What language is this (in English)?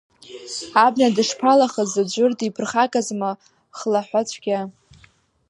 Abkhazian